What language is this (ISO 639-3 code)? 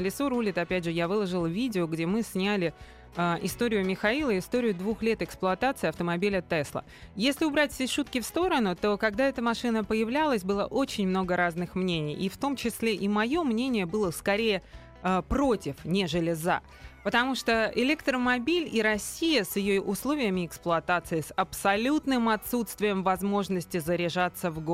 rus